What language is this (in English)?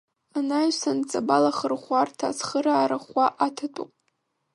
Abkhazian